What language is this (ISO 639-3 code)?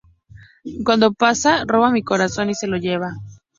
spa